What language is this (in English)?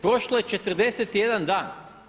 Croatian